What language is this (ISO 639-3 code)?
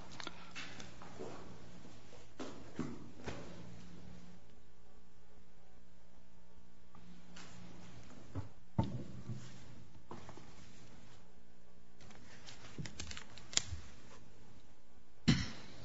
eng